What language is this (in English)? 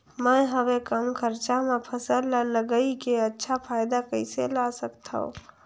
Chhattisgarhi